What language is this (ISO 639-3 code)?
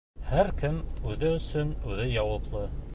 bak